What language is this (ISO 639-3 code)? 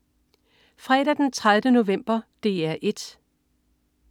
dan